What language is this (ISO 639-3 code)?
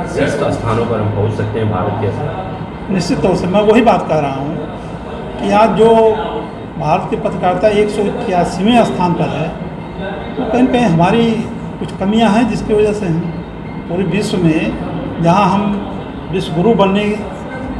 hin